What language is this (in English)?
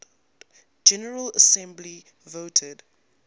English